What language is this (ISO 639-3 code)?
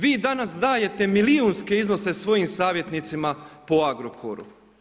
hrv